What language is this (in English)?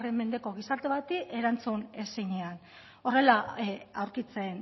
Basque